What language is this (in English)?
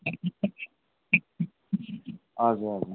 Nepali